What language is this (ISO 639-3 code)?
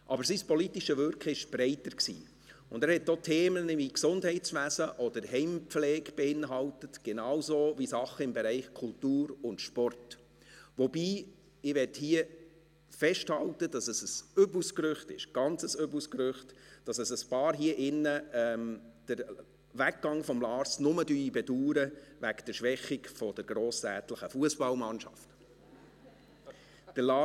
gsw